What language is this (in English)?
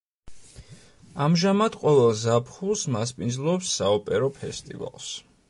Georgian